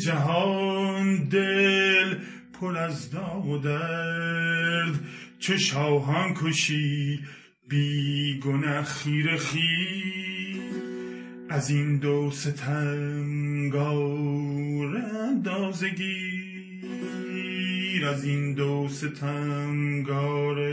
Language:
Persian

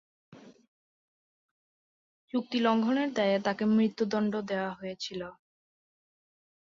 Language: Bangla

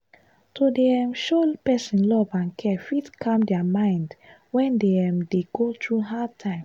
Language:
Nigerian Pidgin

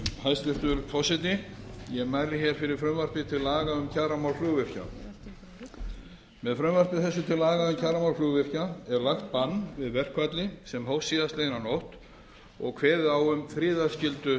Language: Icelandic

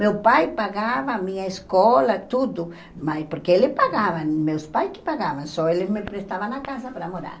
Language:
Portuguese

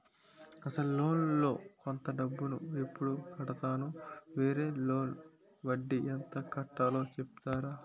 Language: Telugu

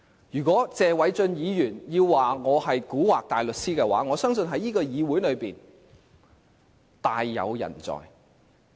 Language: Cantonese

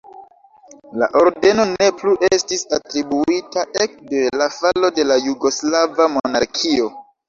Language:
Esperanto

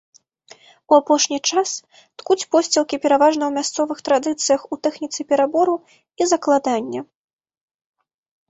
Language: Belarusian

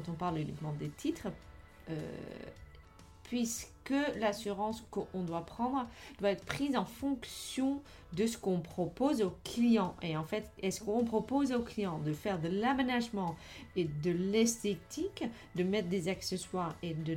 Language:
French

